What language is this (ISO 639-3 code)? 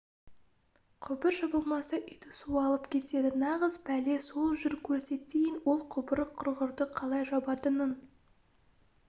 kaz